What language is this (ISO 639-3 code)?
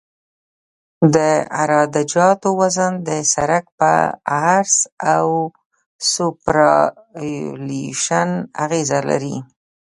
pus